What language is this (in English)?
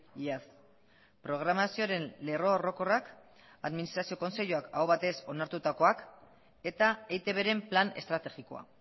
Basque